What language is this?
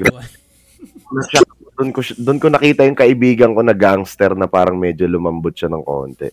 Filipino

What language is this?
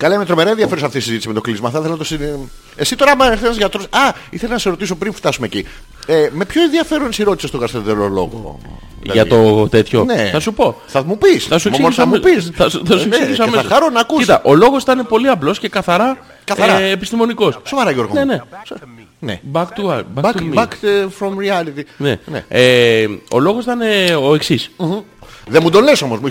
Greek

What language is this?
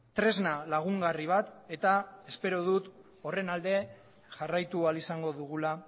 Basque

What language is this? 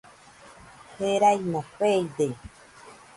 Nüpode Huitoto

